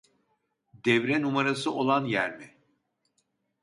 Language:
Turkish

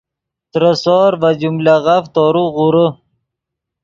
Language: Yidgha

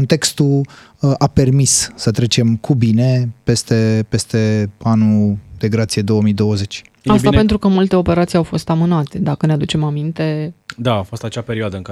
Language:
Romanian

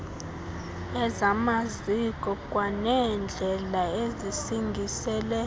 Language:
Xhosa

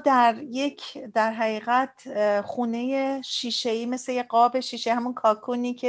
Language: Persian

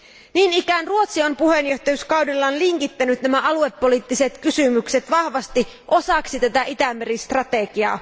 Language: Finnish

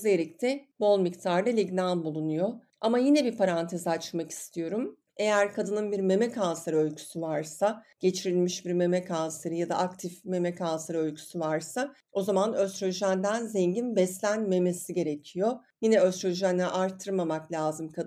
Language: Turkish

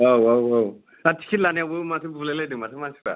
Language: Bodo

